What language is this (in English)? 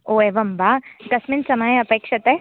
Sanskrit